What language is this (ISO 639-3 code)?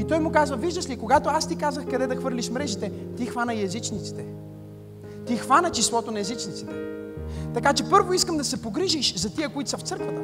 bul